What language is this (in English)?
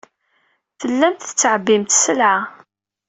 Kabyle